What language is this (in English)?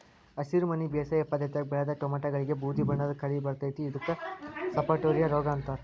Kannada